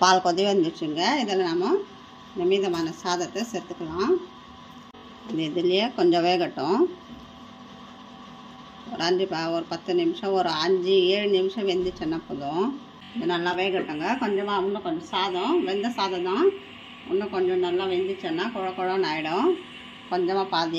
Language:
Indonesian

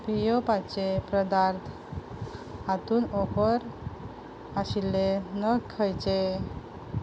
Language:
Konkani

